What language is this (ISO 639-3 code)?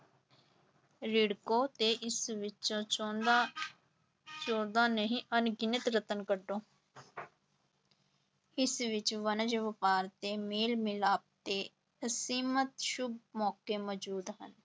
pan